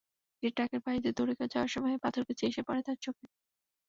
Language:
Bangla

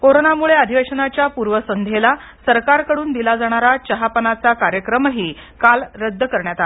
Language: Marathi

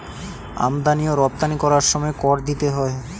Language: Bangla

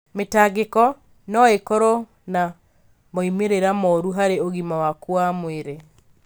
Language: Kikuyu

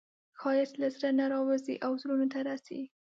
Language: Pashto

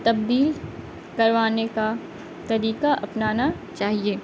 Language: Urdu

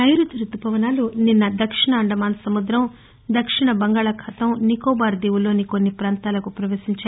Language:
Telugu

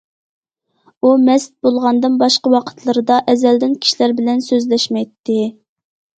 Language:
Uyghur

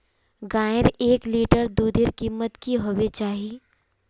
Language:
Magahi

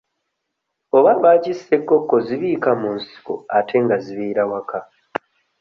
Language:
Ganda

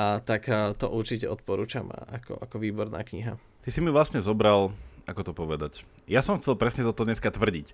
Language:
Slovak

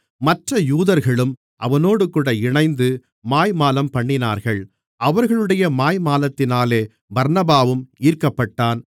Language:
Tamil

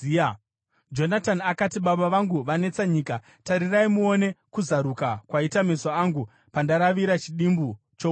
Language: Shona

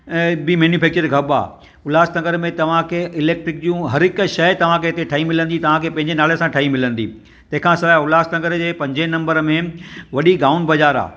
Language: Sindhi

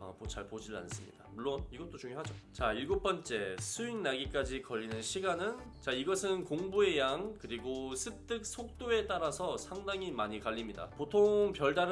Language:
Korean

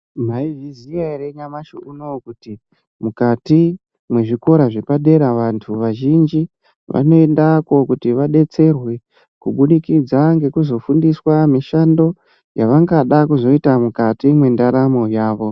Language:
Ndau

